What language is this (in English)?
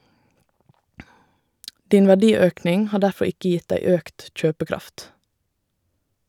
Norwegian